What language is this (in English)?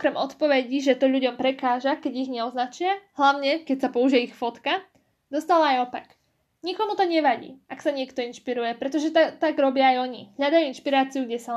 Slovak